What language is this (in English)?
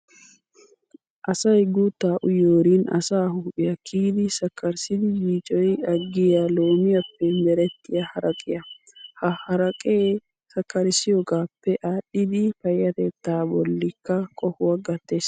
Wolaytta